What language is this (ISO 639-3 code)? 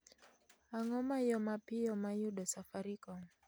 luo